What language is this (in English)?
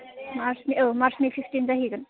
Bodo